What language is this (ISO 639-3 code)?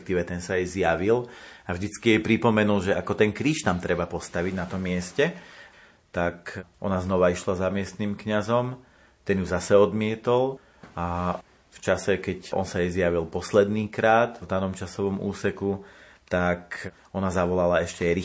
slk